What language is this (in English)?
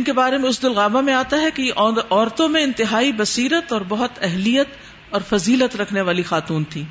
Urdu